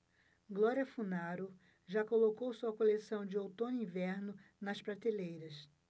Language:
Portuguese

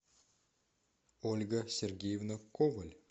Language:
Russian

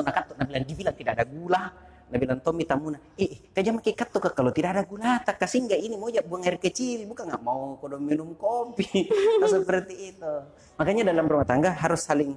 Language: Indonesian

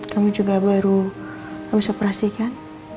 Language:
Indonesian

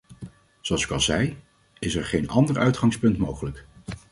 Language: Dutch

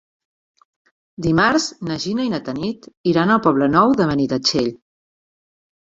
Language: Catalan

